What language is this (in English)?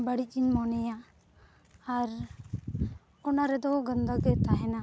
Santali